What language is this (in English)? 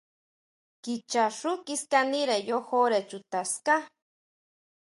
Huautla Mazatec